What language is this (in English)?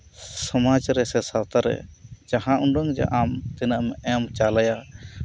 Santali